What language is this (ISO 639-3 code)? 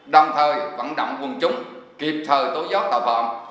vie